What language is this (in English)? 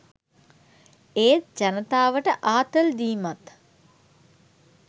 Sinhala